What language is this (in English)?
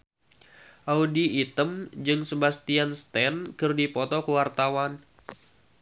Sundanese